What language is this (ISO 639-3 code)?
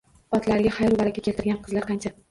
uzb